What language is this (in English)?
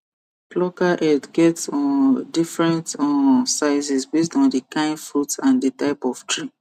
Nigerian Pidgin